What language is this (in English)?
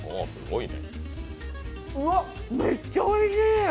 Japanese